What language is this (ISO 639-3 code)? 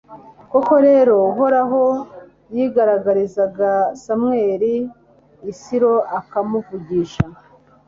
kin